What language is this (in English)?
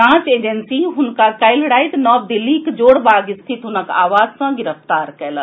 Maithili